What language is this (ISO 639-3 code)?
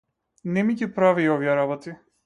mkd